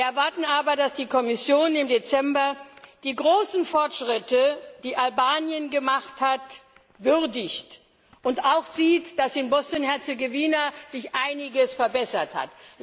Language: German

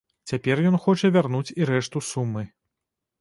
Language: Belarusian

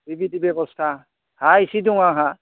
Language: Bodo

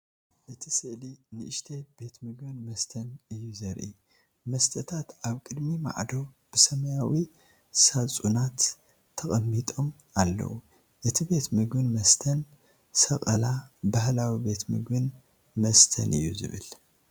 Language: Tigrinya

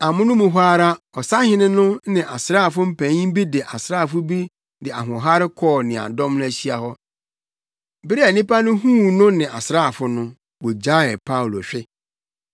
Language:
Akan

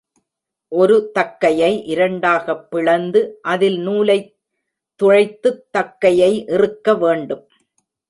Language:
Tamil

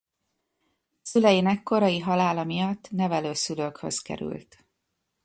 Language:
Hungarian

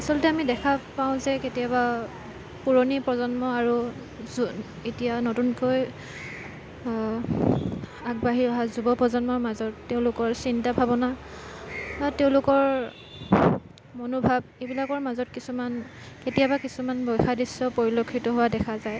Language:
Assamese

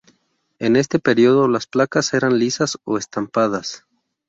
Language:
Spanish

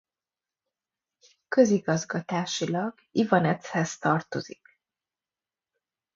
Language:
Hungarian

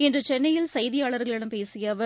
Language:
Tamil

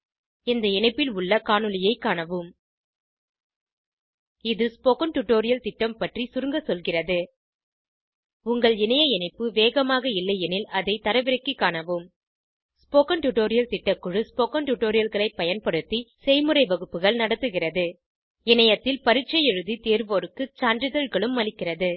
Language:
Tamil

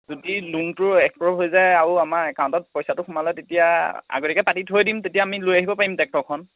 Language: Assamese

